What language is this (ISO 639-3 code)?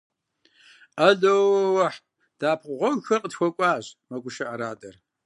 kbd